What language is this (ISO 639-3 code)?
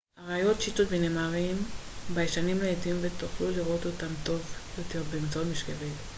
heb